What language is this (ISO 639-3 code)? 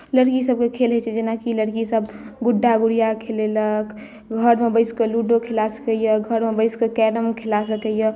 mai